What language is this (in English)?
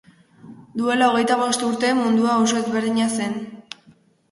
Basque